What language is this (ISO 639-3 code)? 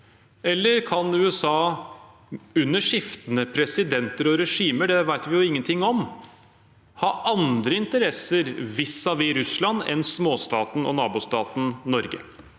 nor